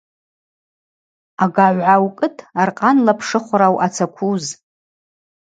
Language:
Abaza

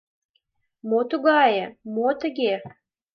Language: Mari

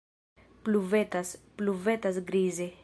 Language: Esperanto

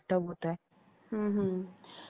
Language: Marathi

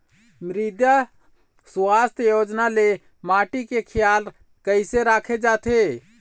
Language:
Chhattisgarhi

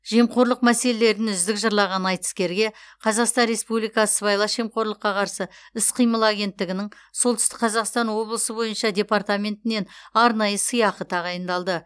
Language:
Kazakh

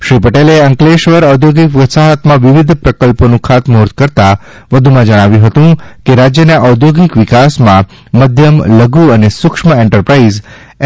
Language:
Gujarati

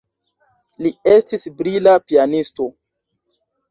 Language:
Esperanto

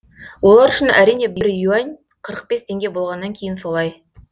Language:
Kazakh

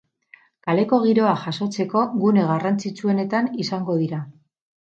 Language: Basque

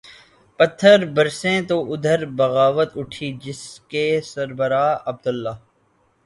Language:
Urdu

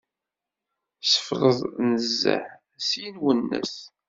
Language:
Kabyle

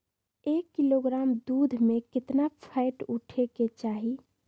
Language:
Magahi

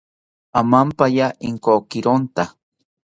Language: South Ucayali Ashéninka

